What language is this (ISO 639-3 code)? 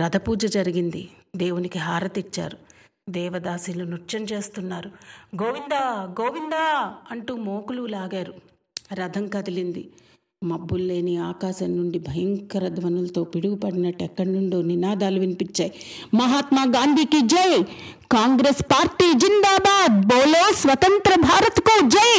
tel